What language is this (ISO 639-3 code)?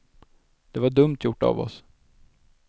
swe